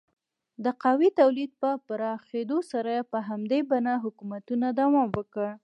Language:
Pashto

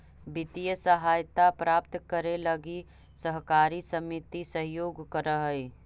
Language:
Magahi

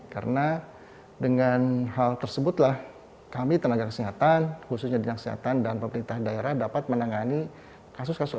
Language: Indonesian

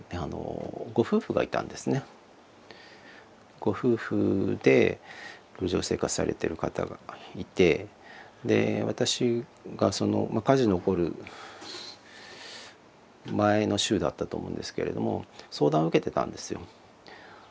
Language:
Japanese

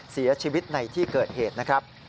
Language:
Thai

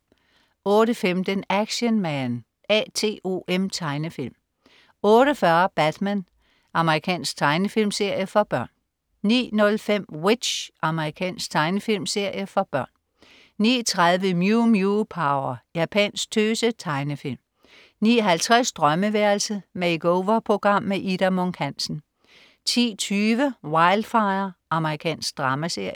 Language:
Danish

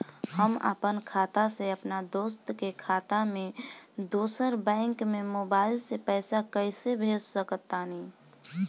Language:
Bhojpuri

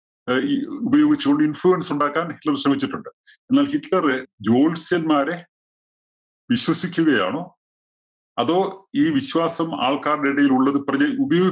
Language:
Malayalam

